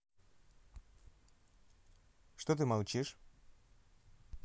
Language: Russian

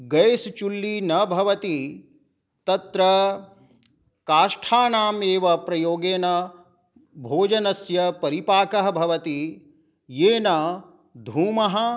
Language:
Sanskrit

